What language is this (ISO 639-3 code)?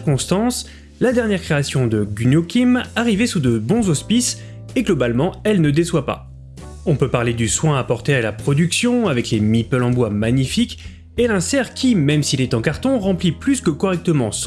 fra